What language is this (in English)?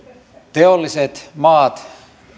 Finnish